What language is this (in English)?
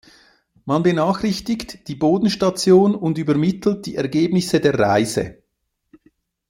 German